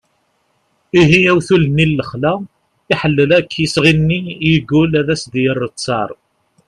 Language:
Kabyle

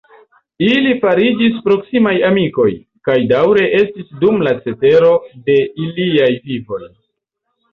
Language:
Esperanto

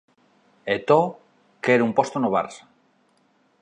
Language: Galician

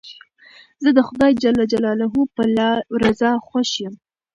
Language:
Pashto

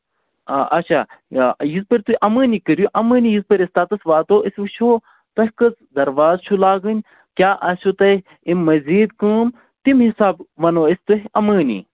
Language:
Kashmiri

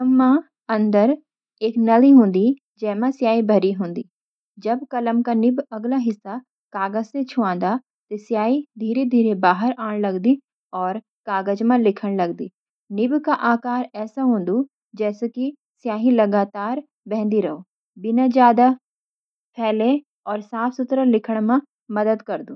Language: Garhwali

